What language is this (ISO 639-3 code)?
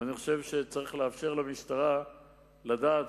heb